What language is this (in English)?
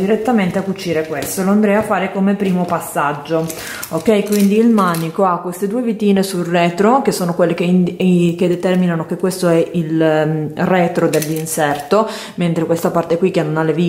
Italian